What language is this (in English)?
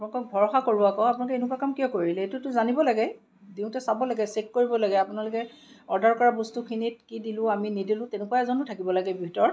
Assamese